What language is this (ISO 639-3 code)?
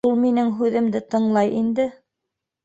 bak